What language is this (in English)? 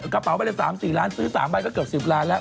Thai